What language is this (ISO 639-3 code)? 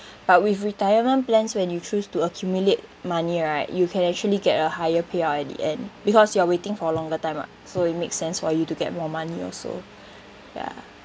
eng